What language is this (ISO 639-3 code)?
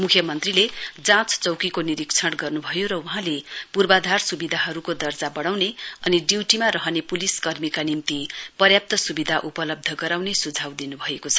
nep